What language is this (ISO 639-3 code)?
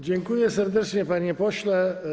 pol